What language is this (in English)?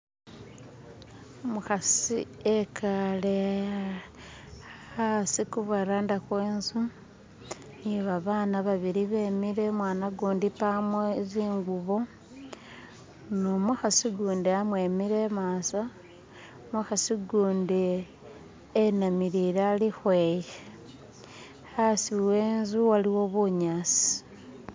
Masaaba